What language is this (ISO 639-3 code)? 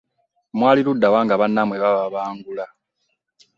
lug